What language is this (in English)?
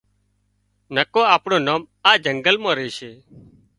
Wadiyara Koli